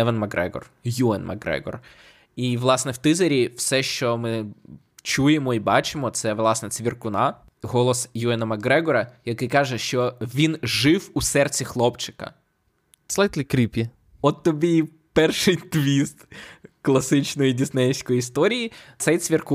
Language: Ukrainian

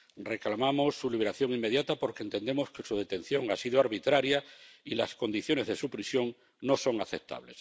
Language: Spanish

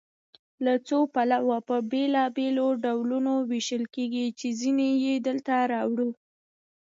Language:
Pashto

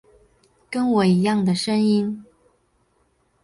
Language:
Chinese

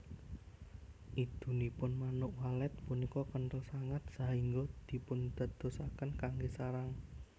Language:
Javanese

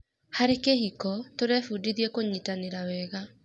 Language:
Kikuyu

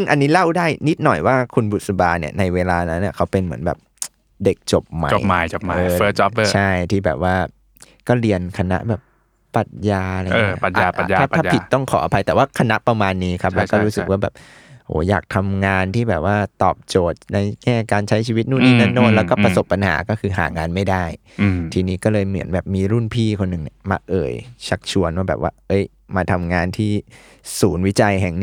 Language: Thai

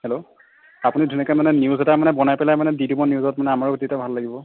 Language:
Assamese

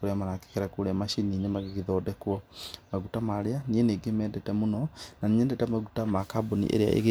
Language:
Kikuyu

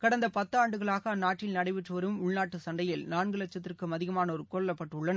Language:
Tamil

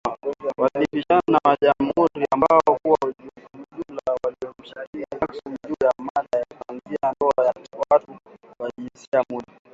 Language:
Swahili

